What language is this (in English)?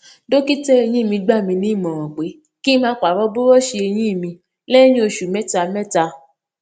Yoruba